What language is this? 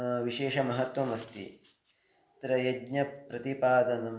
Sanskrit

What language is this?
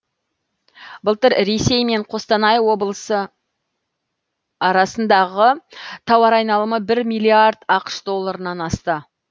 Kazakh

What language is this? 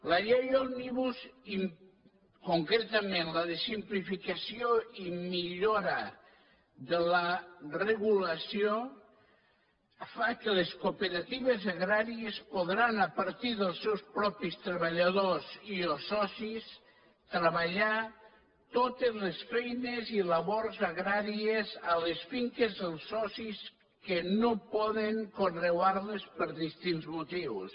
Catalan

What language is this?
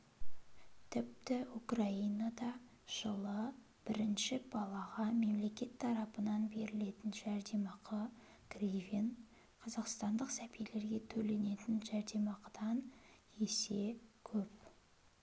Kazakh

